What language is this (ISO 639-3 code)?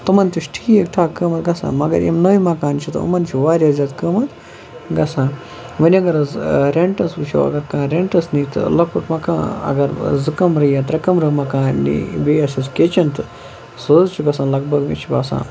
kas